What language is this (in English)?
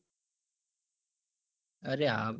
Gujarati